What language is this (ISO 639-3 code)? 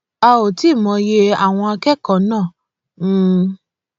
yor